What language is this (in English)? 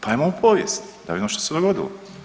Croatian